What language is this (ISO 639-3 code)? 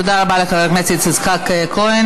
heb